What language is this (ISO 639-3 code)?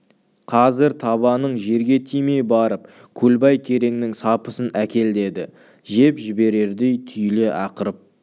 kaz